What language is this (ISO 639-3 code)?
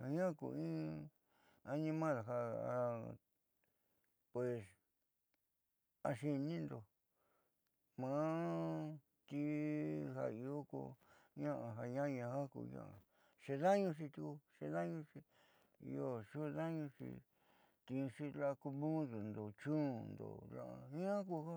mxy